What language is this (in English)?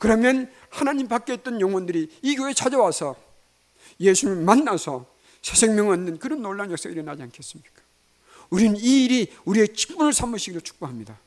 Korean